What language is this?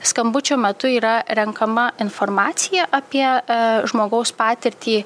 Lithuanian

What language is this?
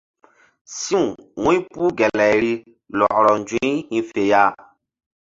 Mbum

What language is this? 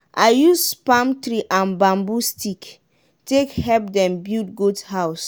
Nigerian Pidgin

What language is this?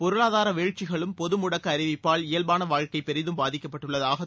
Tamil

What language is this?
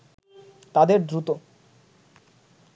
Bangla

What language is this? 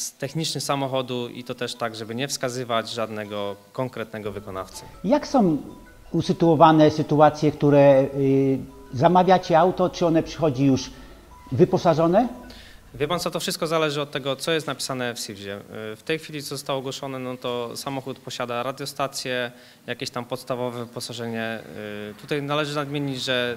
Polish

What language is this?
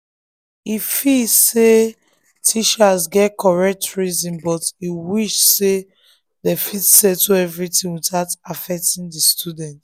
Nigerian Pidgin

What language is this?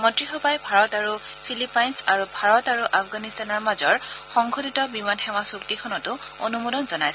Assamese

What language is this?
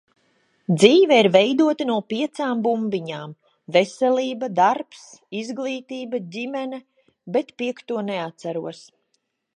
Latvian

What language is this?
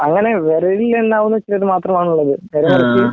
Malayalam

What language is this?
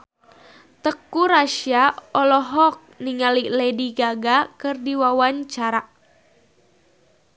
Sundanese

